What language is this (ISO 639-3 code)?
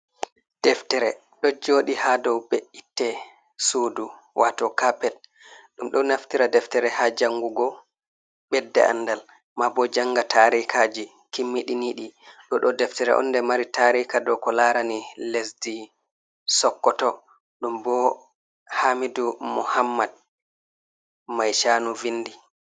ful